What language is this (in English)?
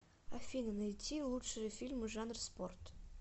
Russian